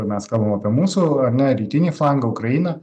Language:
Lithuanian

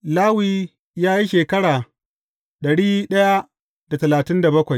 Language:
Hausa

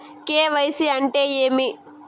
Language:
Telugu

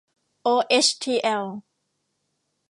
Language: Thai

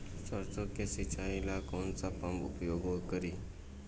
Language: Bhojpuri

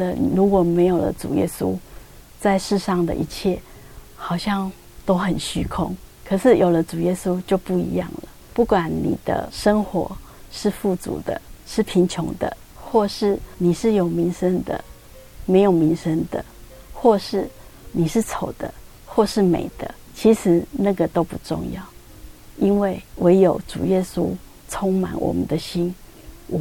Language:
Chinese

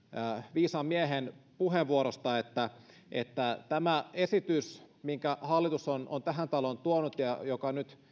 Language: Finnish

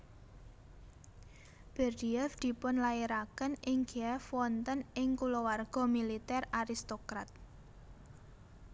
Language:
Javanese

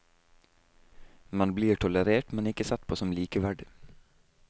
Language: Norwegian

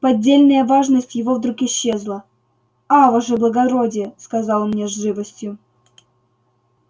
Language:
Russian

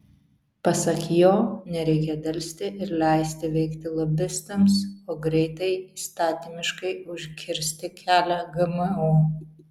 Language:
Lithuanian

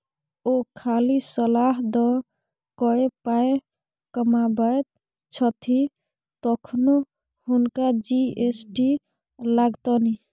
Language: Maithili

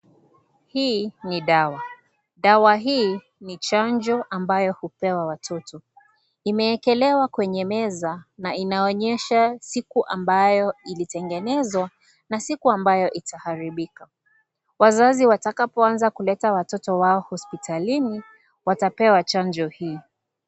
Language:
Swahili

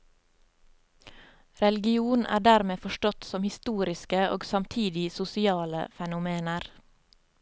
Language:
Norwegian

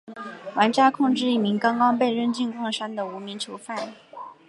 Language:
Chinese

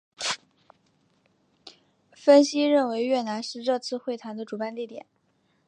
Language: Chinese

